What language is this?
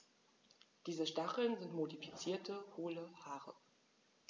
German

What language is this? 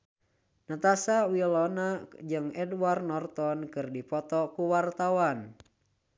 Sundanese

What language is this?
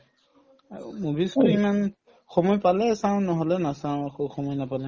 Assamese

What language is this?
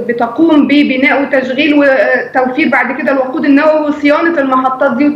Arabic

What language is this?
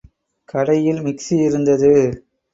Tamil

